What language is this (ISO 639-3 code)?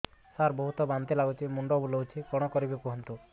ori